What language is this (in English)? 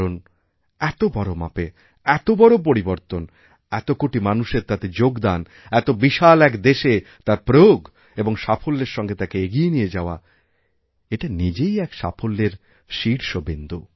Bangla